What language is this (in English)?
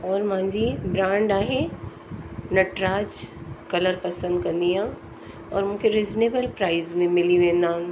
Sindhi